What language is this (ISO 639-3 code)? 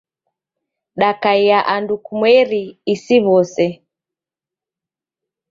dav